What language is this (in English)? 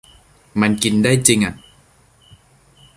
Thai